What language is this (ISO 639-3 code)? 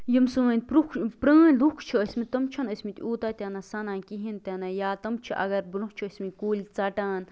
kas